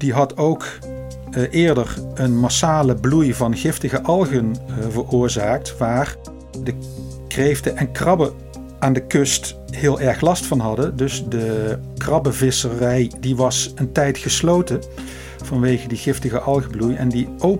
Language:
Dutch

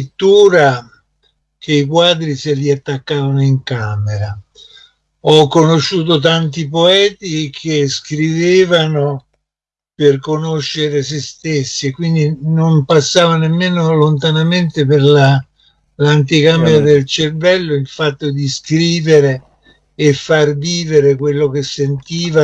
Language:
Italian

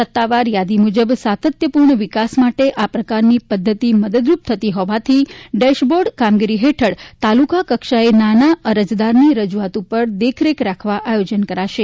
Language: Gujarati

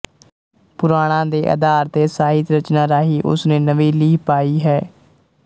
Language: Punjabi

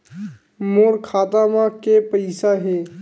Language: Chhattisgarhi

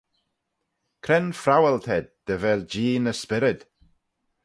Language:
Manx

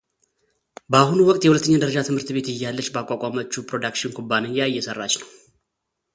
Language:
Amharic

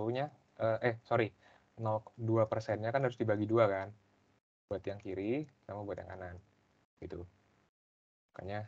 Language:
Indonesian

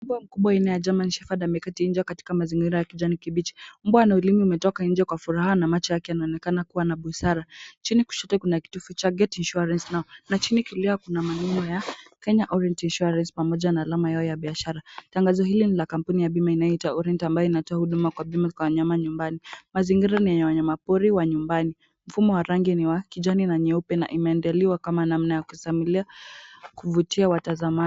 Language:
Swahili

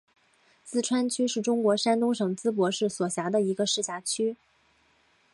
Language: Chinese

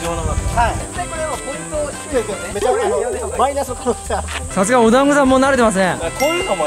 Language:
Japanese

